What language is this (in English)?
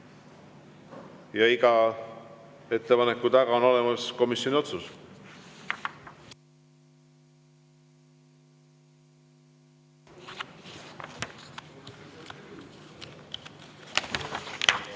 Estonian